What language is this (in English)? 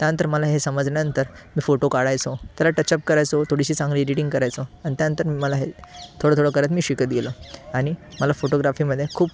Marathi